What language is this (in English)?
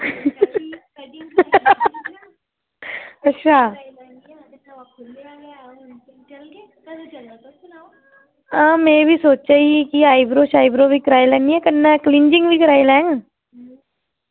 Dogri